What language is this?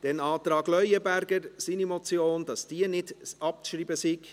Swiss German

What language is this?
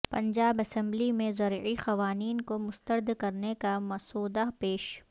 Urdu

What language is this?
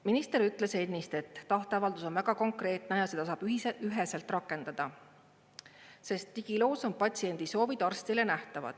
Estonian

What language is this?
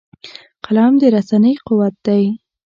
Pashto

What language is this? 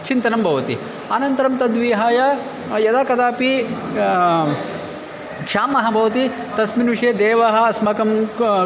Sanskrit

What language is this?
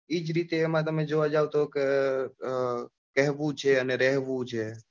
Gujarati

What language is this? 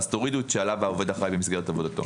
Hebrew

